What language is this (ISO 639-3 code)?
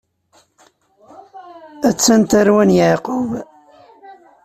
kab